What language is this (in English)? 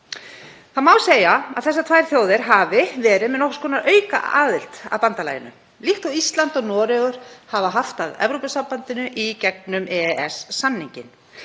Icelandic